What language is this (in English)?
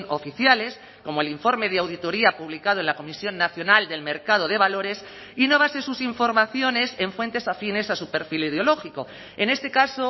Spanish